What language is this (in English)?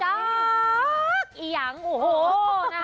Thai